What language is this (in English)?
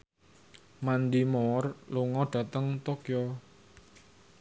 Javanese